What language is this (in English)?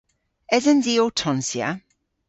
Cornish